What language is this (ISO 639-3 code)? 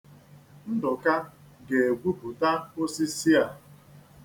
ibo